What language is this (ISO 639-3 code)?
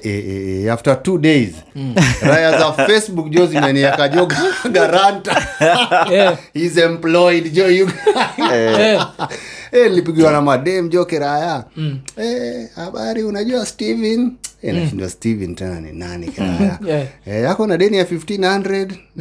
swa